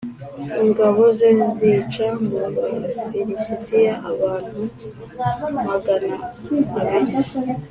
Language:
Kinyarwanda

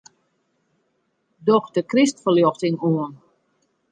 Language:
Western Frisian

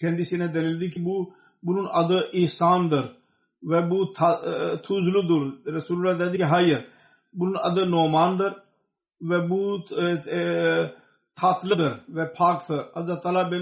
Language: Turkish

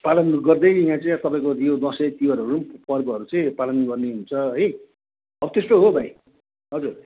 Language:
Nepali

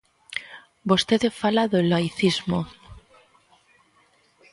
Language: Galician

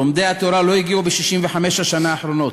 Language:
Hebrew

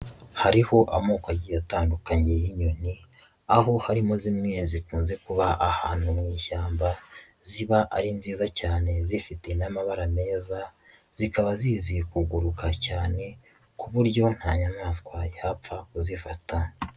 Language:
Kinyarwanda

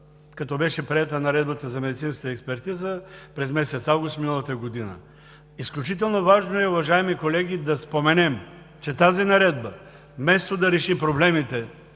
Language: Bulgarian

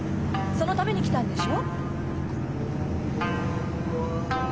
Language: Japanese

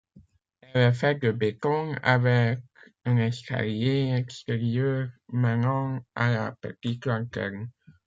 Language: French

